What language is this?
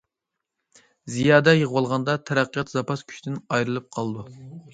Uyghur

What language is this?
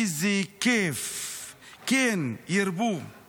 Hebrew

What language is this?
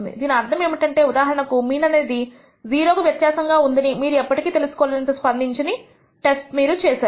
Telugu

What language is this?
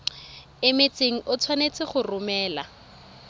Tswana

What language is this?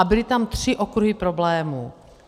Czech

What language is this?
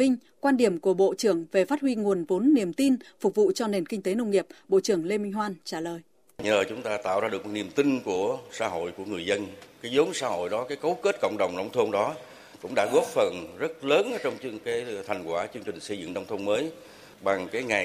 Vietnamese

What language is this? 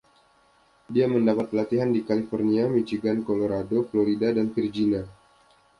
Indonesian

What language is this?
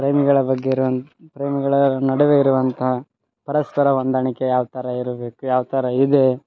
Kannada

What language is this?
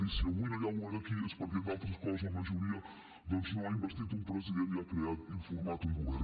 Catalan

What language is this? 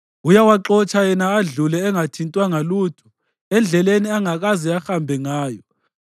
North Ndebele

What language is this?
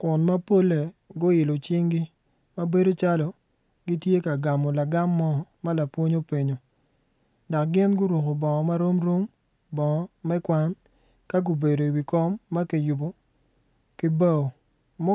Acoli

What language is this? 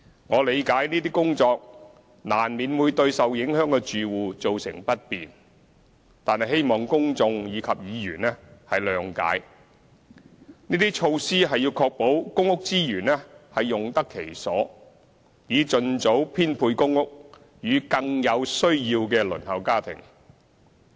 Cantonese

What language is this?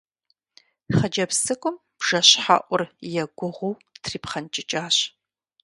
Kabardian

